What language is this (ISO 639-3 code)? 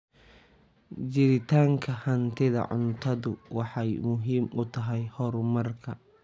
som